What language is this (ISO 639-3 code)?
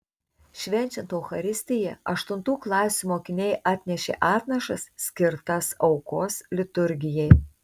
lit